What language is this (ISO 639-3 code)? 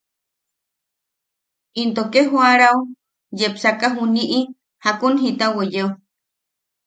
yaq